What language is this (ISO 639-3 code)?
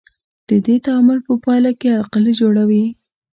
pus